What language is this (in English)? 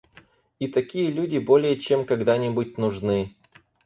Russian